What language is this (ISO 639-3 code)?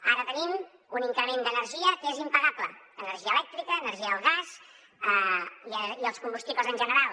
cat